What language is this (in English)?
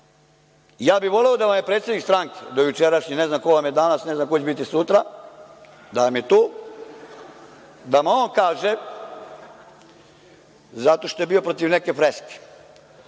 Serbian